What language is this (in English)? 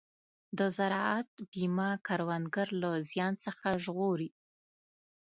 Pashto